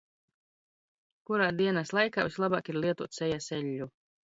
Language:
Latvian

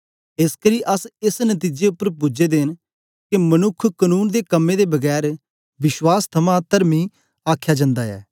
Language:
Dogri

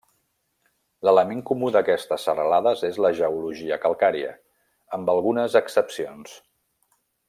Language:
Catalan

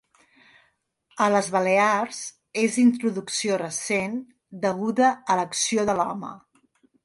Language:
Catalan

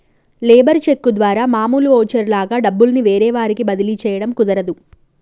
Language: Telugu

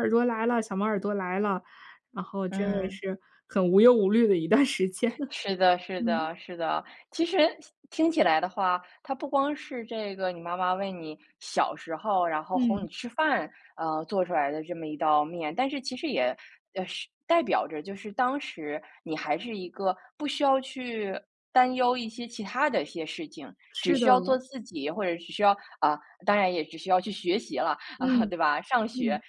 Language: Chinese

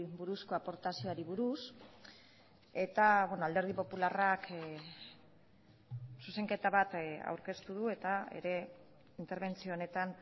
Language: Basque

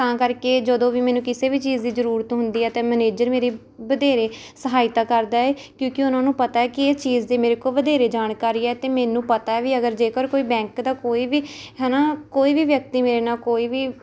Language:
Punjabi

